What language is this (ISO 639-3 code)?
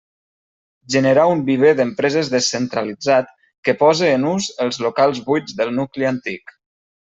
cat